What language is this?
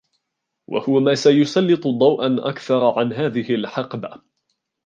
Arabic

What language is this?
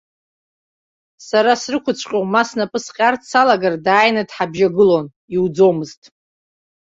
Abkhazian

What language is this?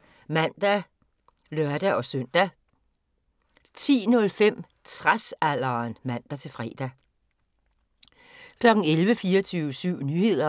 Danish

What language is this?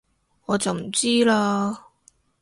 Cantonese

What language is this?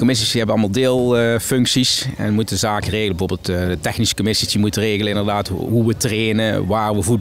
Dutch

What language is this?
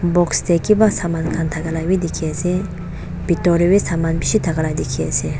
Naga Pidgin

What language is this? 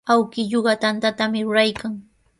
Sihuas Ancash Quechua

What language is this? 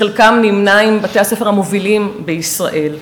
Hebrew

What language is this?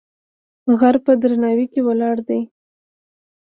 Pashto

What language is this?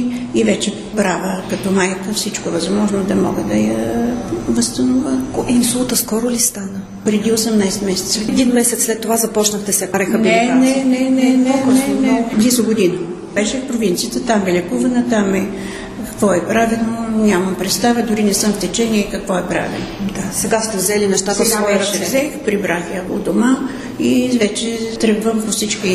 Bulgarian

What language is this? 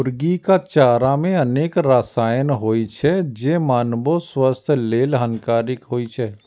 Maithili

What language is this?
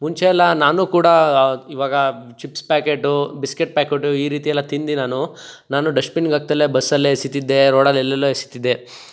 Kannada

